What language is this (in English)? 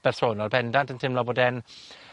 Welsh